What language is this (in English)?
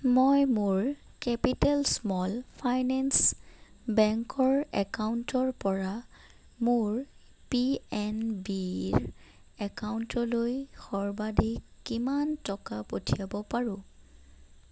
Assamese